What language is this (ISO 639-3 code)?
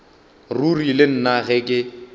nso